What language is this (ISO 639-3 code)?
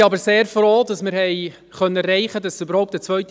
gsw